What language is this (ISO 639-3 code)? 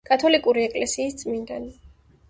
kat